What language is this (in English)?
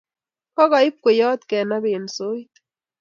Kalenjin